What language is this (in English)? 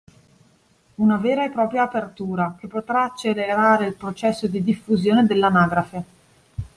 Italian